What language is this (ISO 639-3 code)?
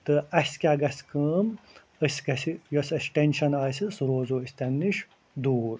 kas